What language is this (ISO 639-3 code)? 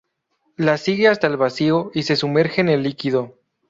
spa